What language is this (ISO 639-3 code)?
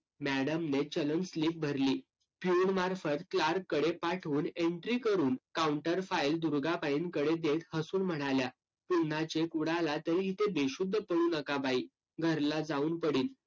mar